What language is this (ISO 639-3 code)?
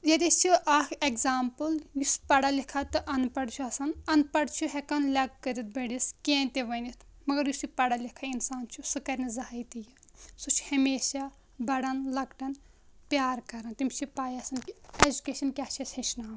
kas